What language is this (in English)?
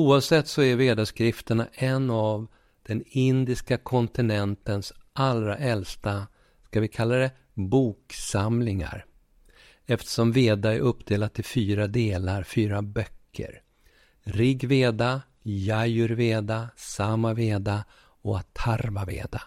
Swedish